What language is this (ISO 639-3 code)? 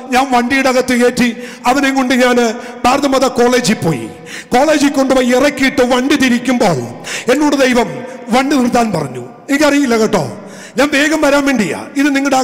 ara